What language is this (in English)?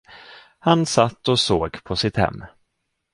Swedish